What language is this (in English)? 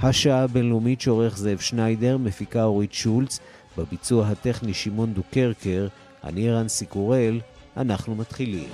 Hebrew